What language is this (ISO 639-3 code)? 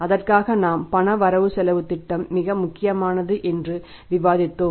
tam